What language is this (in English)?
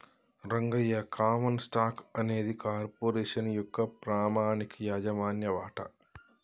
Telugu